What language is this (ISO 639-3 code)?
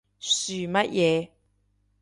yue